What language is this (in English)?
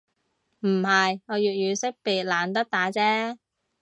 Cantonese